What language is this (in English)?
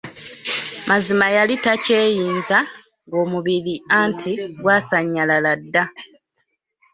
Ganda